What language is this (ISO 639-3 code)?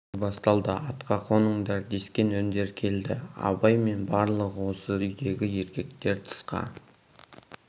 kaz